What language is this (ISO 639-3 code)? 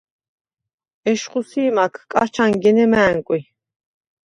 sva